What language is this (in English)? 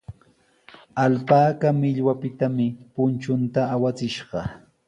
Sihuas Ancash Quechua